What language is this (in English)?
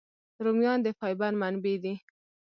Pashto